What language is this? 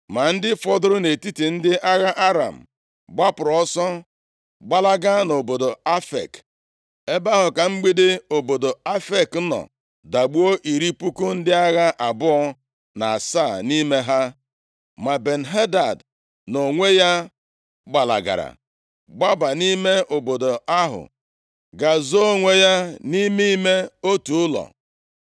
Igbo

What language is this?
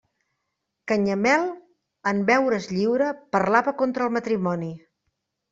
Catalan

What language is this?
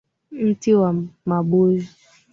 Swahili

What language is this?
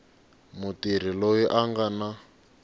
Tsonga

